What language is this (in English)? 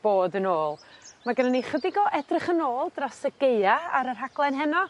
Welsh